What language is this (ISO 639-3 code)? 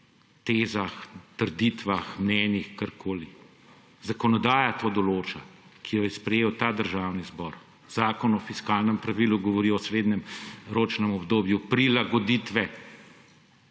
slv